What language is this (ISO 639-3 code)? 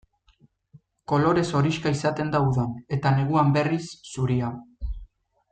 eus